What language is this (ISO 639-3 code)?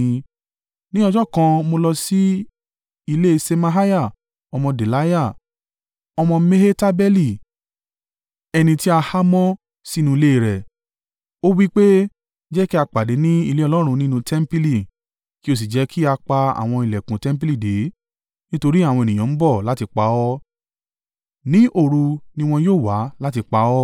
yor